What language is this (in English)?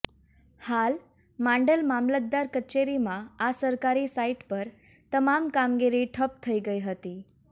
Gujarati